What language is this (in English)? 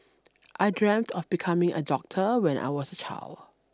English